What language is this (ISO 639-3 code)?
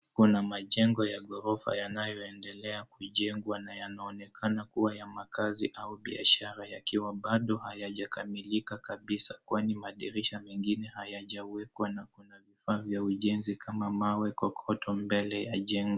swa